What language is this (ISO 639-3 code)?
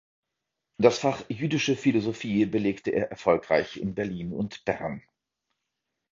deu